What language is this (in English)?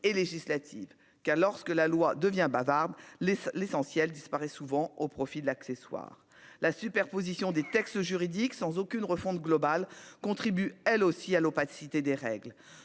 French